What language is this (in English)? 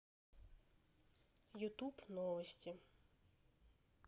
Russian